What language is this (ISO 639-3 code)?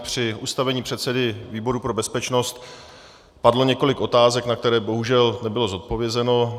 ces